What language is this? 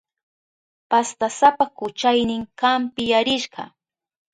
Southern Pastaza Quechua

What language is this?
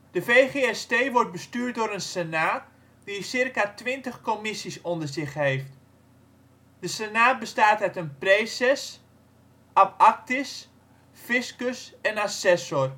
Dutch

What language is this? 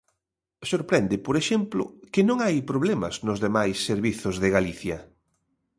Galician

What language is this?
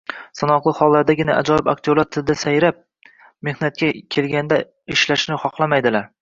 Uzbek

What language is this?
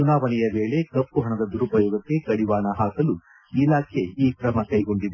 Kannada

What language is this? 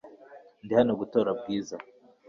Kinyarwanda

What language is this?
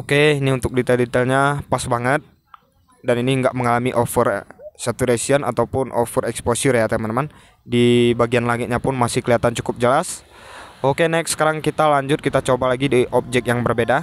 Indonesian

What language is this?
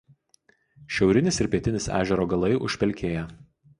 Lithuanian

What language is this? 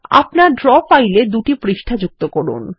Bangla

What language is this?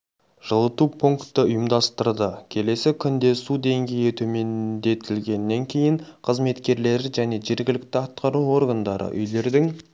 Kazakh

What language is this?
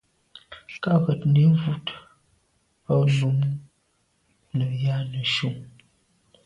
Medumba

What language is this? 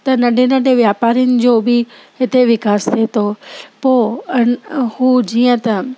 Sindhi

